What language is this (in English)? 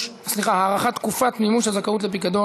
Hebrew